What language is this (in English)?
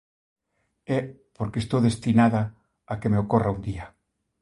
Galician